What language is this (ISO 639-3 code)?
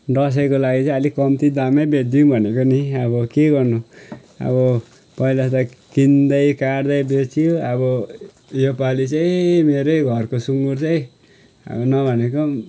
nep